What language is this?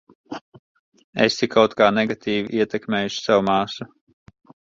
Latvian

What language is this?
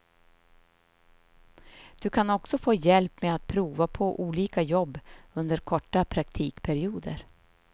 Swedish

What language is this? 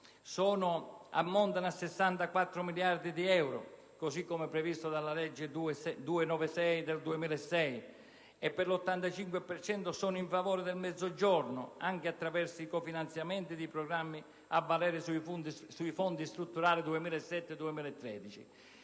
Italian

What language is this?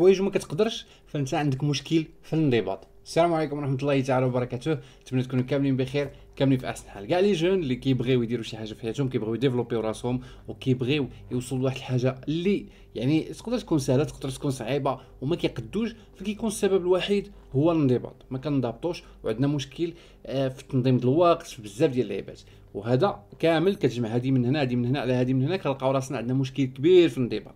Arabic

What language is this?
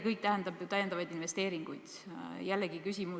Estonian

